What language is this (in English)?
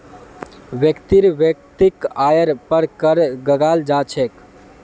Magahi